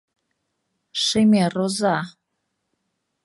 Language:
Mari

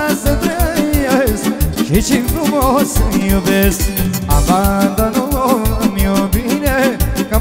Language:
Romanian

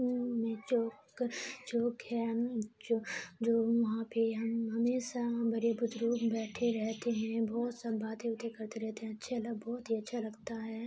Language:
Urdu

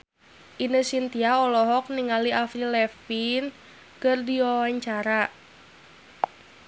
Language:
Sundanese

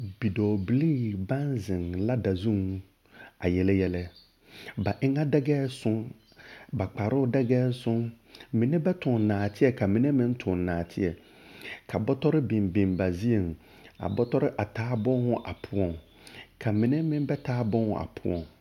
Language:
Southern Dagaare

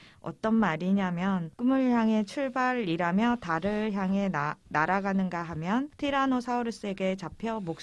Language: Korean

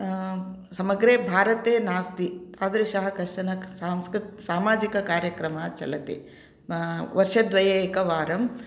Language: Sanskrit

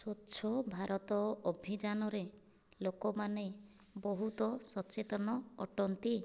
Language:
Odia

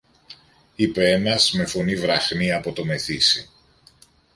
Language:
Greek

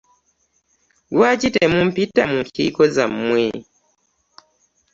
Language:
Ganda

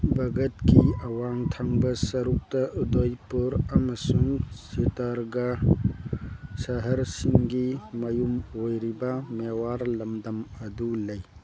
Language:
Manipuri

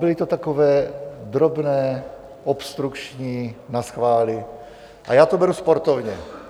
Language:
Czech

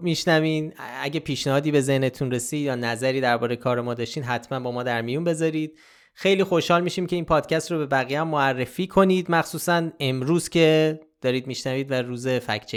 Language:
Persian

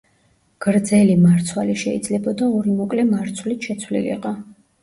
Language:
Georgian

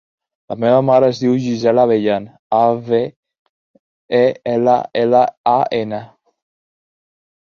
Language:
Catalan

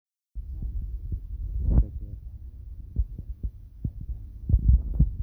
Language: Kalenjin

